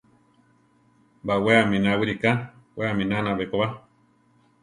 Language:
Central Tarahumara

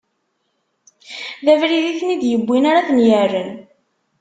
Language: Kabyle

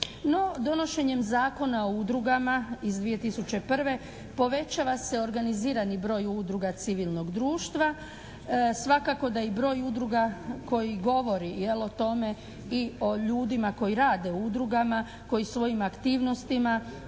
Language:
Croatian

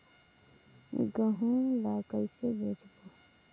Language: Chhattisgarhi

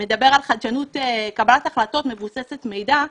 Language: Hebrew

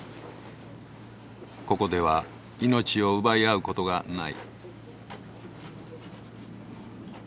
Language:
Japanese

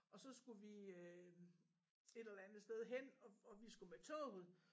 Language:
Danish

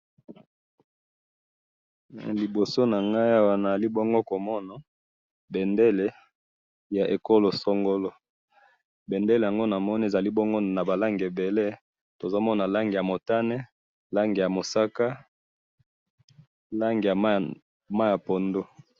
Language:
Lingala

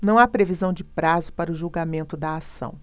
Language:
Portuguese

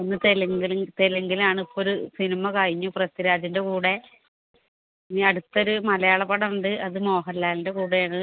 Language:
Malayalam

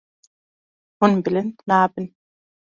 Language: Kurdish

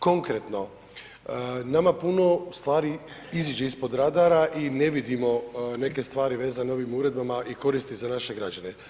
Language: Croatian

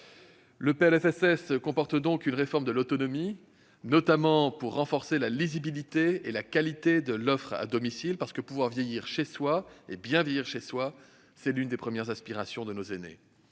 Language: French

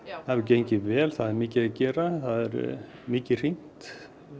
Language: Icelandic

